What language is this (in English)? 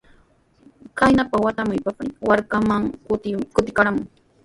Sihuas Ancash Quechua